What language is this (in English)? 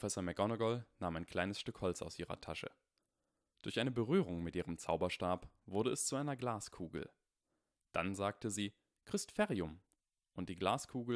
German